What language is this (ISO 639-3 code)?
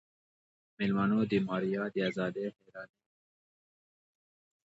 pus